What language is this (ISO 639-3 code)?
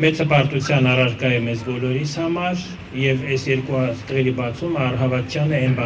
tur